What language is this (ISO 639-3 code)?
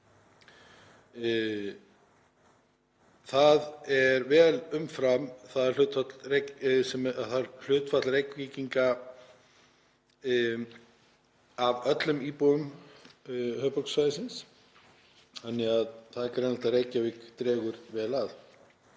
isl